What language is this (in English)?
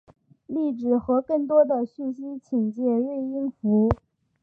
Chinese